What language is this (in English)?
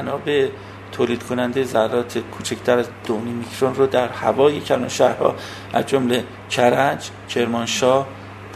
Persian